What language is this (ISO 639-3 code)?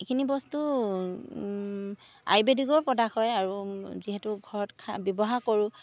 asm